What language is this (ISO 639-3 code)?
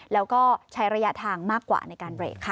tha